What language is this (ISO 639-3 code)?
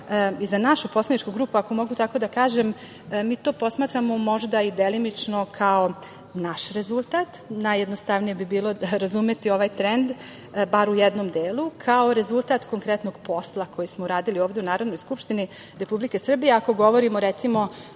srp